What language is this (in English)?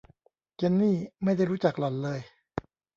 Thai